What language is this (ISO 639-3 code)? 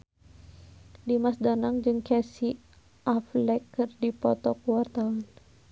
sun